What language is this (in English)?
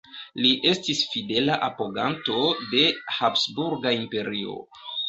Esperanto